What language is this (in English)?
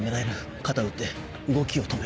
Japanese